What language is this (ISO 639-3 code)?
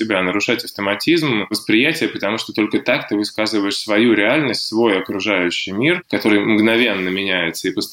rus